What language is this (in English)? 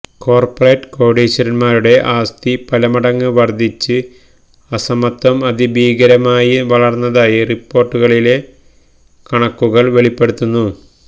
Malayalam